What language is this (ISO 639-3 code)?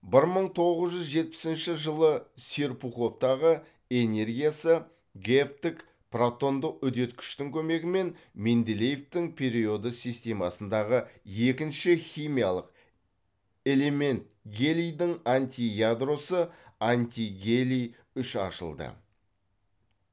kaz